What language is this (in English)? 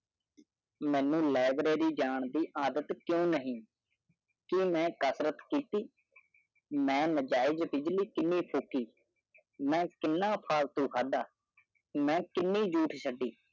Punjabi